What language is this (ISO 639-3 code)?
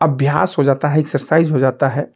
hin